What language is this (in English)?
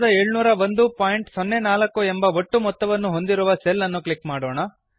Kannada